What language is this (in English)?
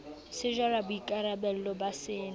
Southern Sotho